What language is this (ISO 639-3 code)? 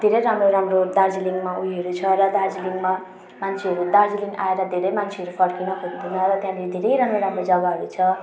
nep